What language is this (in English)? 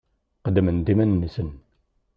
Kabyle